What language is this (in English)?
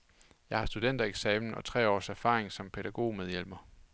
Danish